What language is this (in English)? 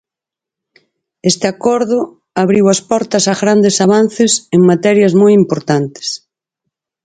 Galician